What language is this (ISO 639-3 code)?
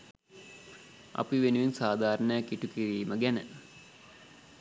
sin